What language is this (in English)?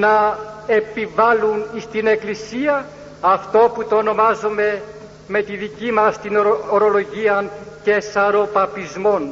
Greek